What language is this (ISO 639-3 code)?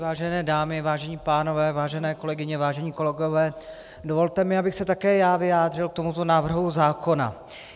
ces